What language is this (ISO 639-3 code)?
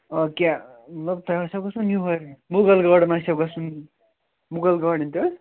kas